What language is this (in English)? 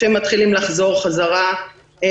Hebrew